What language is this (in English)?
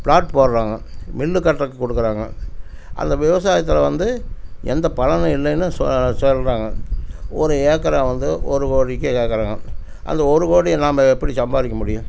Tamil